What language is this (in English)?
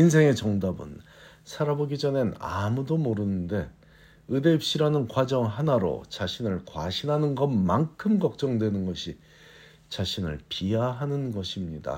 Korean